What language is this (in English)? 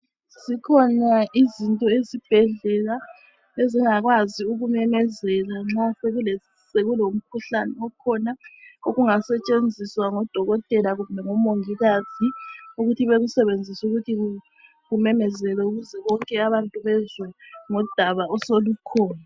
North Ndebele